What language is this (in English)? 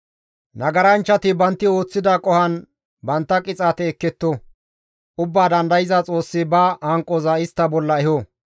Gamo